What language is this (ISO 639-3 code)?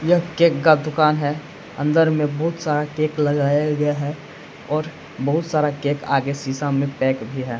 hin